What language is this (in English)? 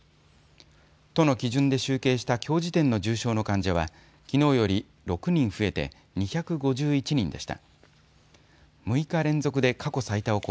Japanese